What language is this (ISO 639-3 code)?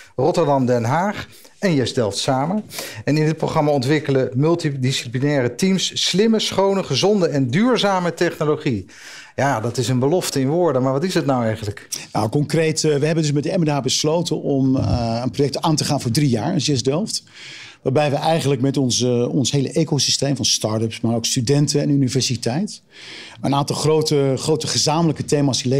nld